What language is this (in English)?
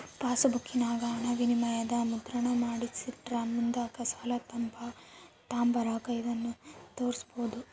Kannada